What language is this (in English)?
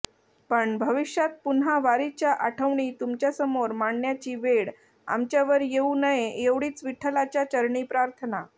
Marathi